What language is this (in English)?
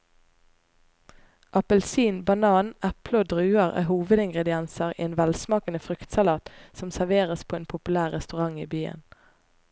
Norwegian